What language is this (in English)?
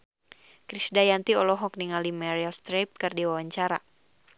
Sundanese